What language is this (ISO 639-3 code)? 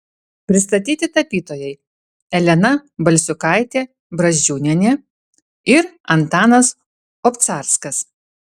lit